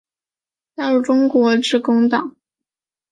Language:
Chinese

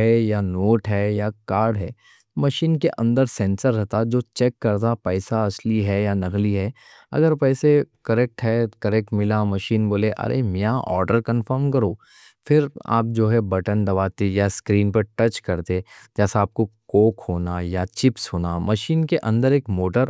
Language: Deccan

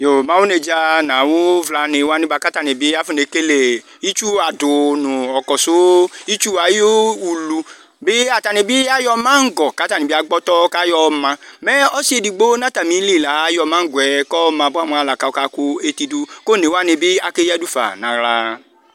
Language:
Ikposo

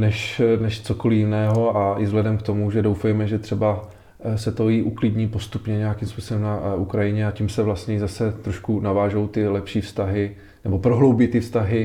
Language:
Czech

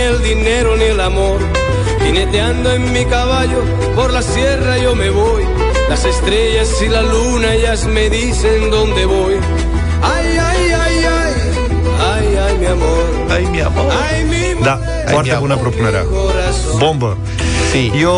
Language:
Romanian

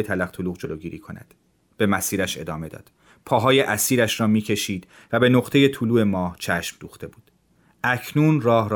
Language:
Persian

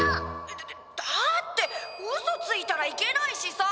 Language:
Japanese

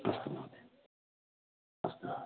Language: Sanskrit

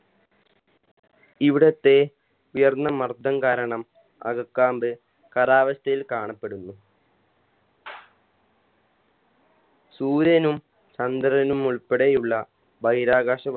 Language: Malayalam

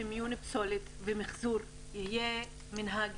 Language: Hebrew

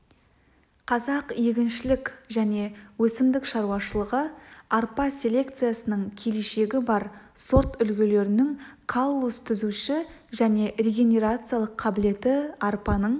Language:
Kazakh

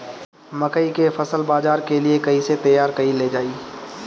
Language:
Bhojpuri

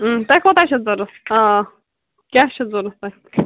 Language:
Kashmiri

